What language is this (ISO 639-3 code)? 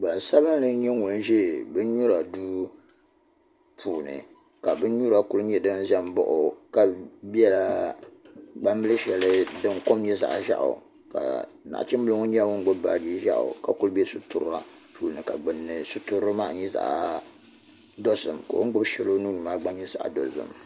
dag